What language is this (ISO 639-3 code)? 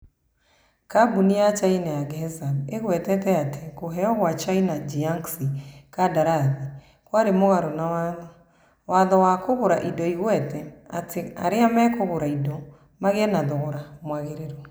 kik